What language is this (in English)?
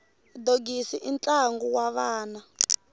Tsonga